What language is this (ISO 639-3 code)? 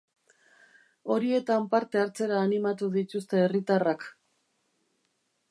eus